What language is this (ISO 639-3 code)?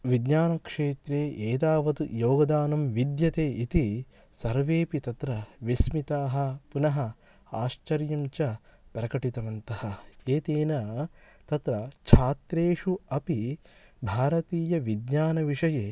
san